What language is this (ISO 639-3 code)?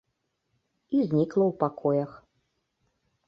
bel